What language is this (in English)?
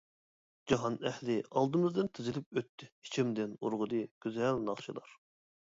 Uyghur